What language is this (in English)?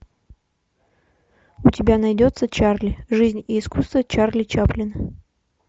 Russian